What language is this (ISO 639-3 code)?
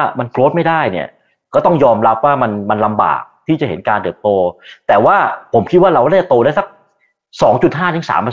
tha